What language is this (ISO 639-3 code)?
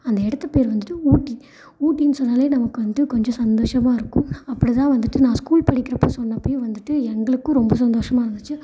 tam